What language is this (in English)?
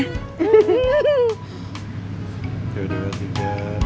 Indonesian